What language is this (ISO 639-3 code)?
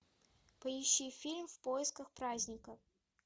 rus